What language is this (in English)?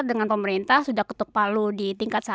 Indonesian